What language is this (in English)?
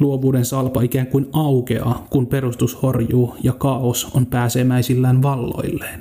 Finnish